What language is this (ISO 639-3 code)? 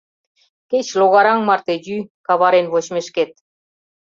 chm